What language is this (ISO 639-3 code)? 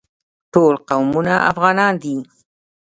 pus